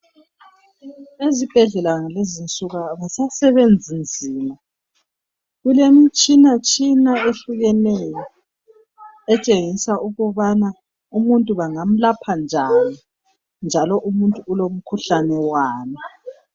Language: North Ndebele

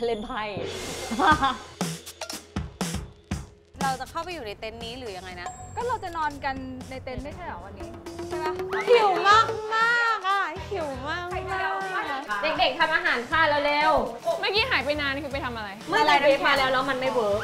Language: Thai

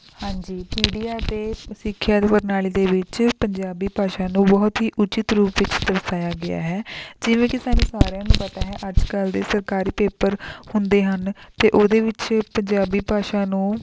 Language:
Punjabi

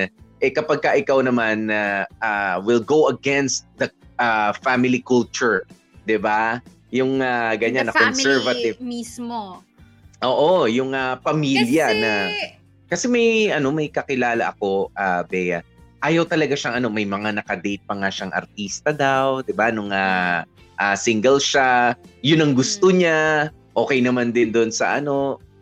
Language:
Filipino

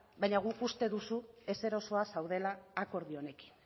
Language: Basque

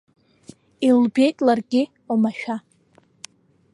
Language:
Abkhazian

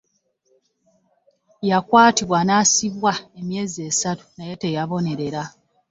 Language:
Ganda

